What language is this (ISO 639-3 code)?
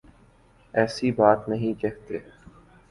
urd